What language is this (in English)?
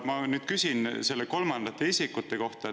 Estonian